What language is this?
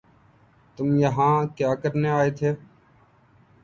Urdu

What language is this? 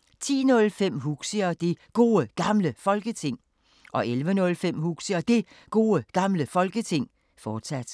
Danish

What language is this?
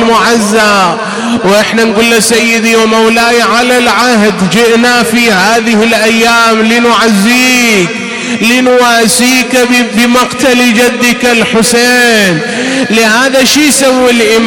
Arabic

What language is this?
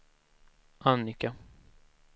Swedish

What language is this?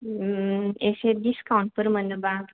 Bodo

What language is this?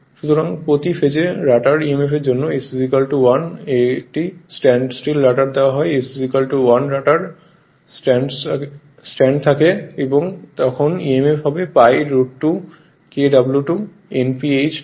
Bangla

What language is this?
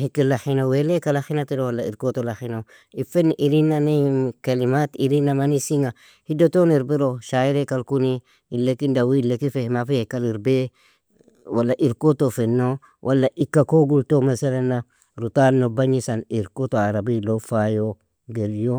Nobiin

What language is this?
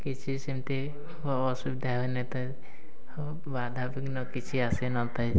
Odia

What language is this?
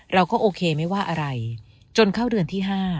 Thai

